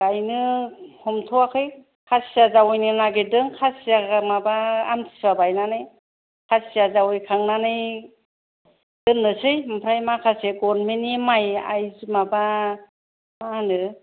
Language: Bodo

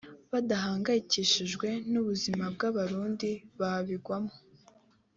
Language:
Kinyarwanda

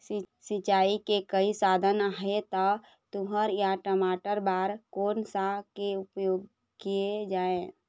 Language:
Chhattisgarhi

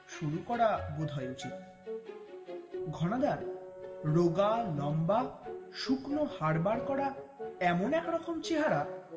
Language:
Bangla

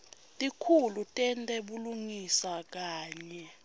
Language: Swati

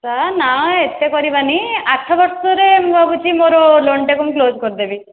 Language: Odia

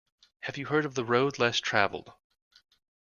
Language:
English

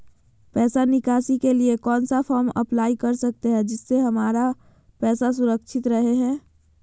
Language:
Magahi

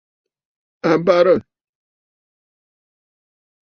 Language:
Bafut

